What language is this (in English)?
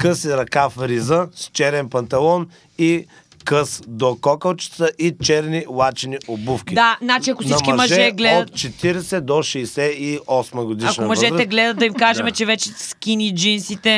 Bulgarian